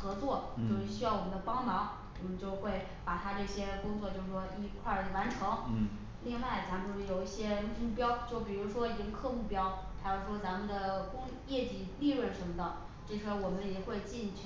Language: Chinese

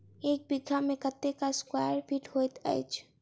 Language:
Maithili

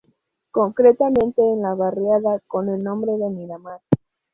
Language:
Spanish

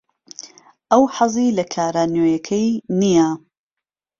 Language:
Central Kurdish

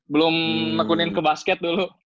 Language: Indonesian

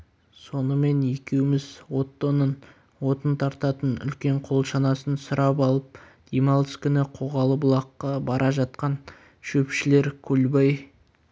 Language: Kazakh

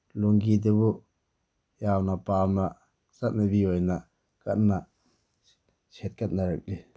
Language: Manipuri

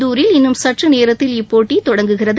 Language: Tamil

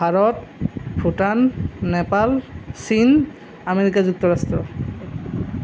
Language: Assamese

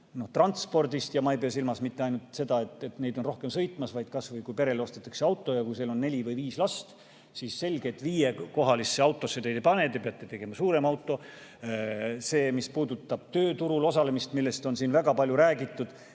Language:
Estonian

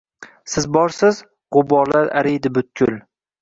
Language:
Uzbek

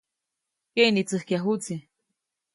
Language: Copainalá Zoque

